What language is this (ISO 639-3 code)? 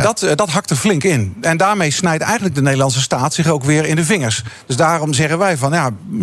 nld